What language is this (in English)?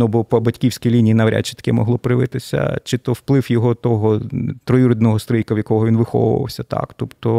Ukrainian